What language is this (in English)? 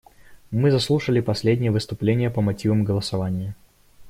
Russian